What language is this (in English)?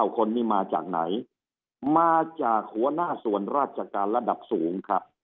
Thai